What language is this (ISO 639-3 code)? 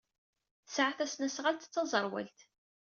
kab